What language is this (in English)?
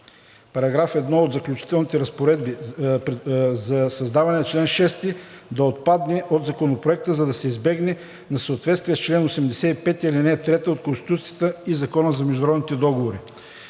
Bulgarian